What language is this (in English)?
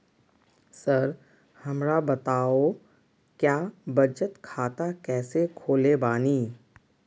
Magahi